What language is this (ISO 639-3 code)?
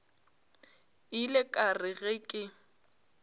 nso